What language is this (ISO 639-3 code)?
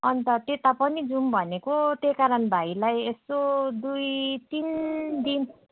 nep